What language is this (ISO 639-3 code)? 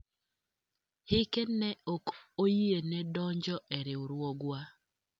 luo